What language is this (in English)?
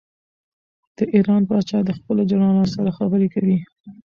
Pashto